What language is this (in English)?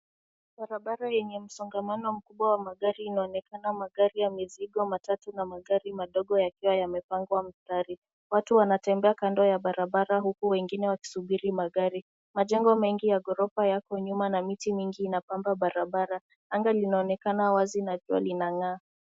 Swahili